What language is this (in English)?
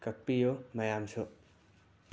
Manipuri